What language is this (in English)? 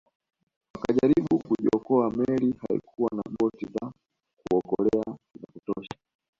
Swahili